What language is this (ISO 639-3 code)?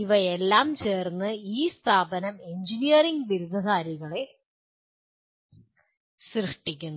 mal